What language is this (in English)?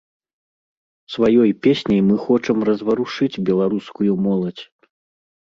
Belarusian